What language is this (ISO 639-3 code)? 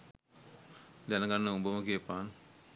sin